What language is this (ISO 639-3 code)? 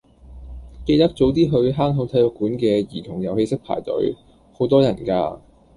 yue